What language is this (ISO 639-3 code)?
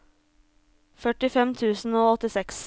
nor